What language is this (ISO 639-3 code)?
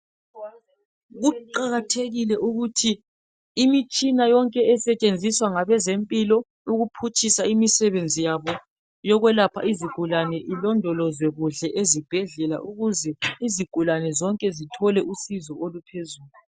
nde